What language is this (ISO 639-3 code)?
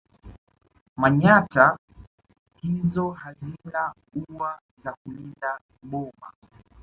swa